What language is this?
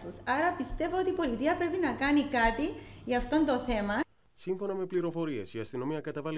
Greek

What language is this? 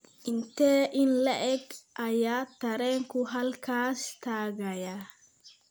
Somali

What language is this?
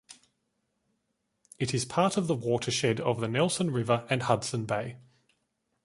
English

